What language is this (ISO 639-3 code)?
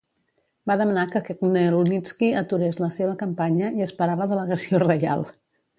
cat